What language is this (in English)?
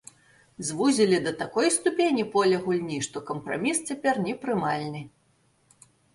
Belarusian